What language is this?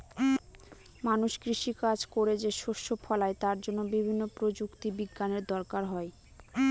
Bangla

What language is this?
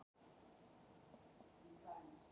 Icelandic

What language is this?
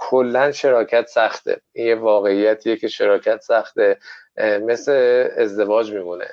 Persian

